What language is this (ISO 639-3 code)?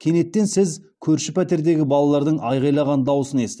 kaz